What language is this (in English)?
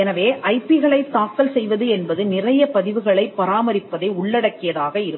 Tamil